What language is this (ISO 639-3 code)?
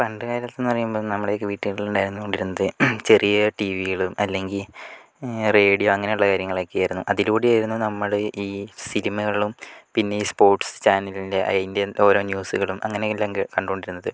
mal